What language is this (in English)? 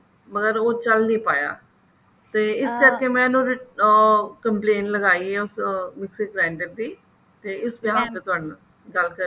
Punjabi